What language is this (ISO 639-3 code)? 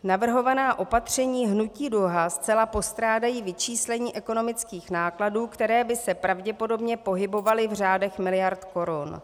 ces